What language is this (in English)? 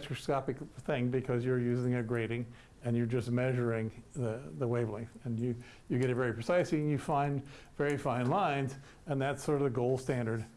English